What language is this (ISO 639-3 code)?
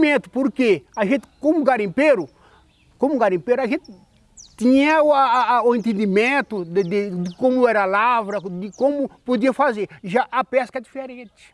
por